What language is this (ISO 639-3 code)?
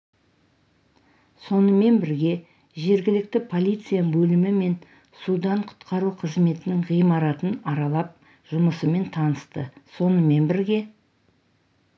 kaz